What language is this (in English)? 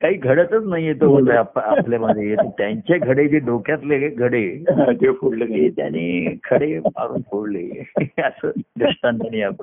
Marathi